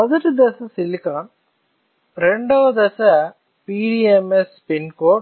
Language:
Telugu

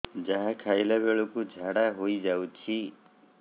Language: Odia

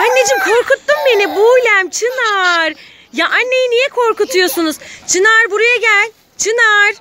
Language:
Turkish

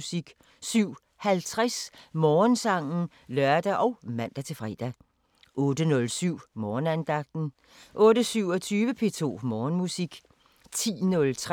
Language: Danish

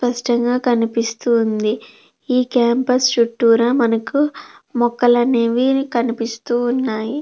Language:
Telugu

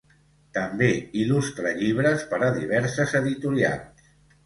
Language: Catalan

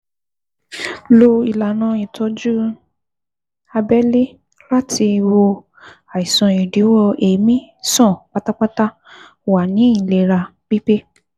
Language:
Yoruba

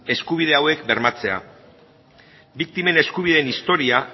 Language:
Basque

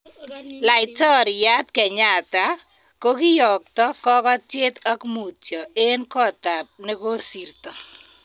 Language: Kalenjin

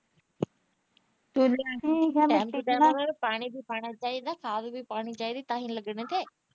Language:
Punjabi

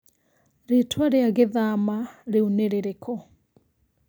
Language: Kikuyu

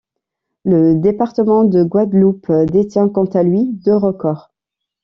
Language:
French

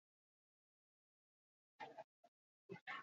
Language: Basque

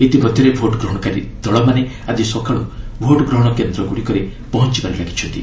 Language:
Odia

